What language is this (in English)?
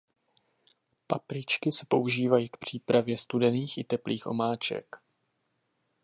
Czech